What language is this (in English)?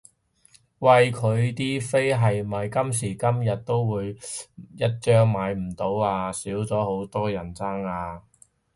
Cantonese